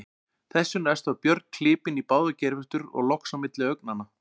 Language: Icelandic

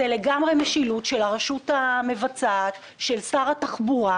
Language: Hebrew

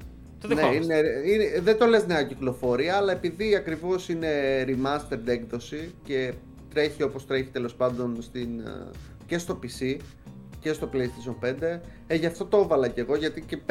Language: Greek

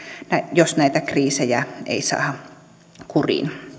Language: Finnish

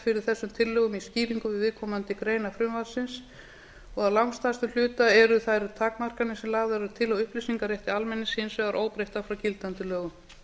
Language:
Icelandic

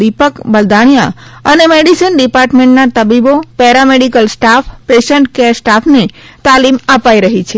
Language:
Gujarati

